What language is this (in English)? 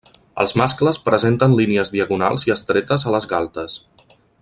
Catalan